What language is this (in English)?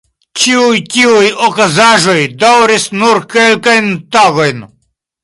Esperanto